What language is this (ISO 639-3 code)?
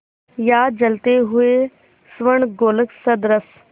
hin